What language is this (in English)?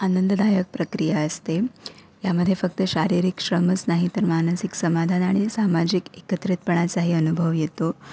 Marathi